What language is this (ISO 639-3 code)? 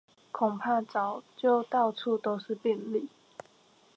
zho